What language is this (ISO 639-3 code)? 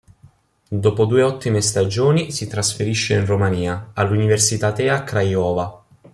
ita